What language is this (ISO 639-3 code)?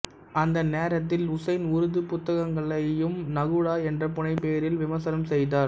tam